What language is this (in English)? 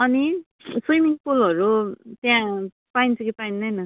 Nepali